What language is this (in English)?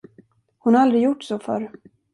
Swedish